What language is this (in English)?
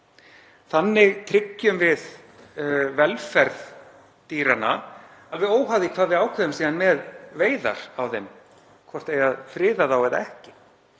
Icelandic